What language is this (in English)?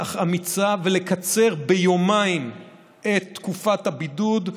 Hebrew